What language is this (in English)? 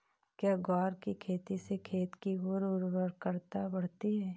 Hindi